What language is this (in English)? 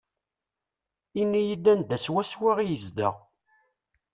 Kabyle